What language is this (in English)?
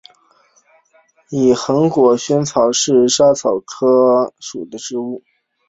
Chinese